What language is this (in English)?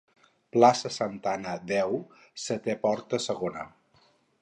Catalan